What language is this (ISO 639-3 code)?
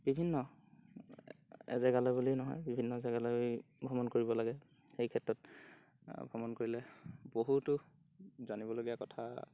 asm